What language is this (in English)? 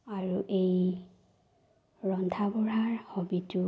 Assamese